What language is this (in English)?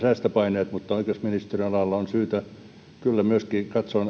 Finnish